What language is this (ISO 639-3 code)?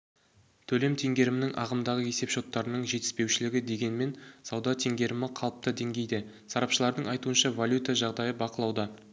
kaz